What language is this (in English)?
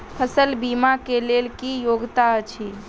Maithili